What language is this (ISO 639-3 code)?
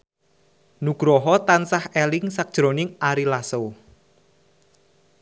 jav